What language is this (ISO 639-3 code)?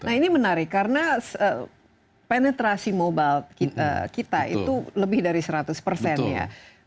ind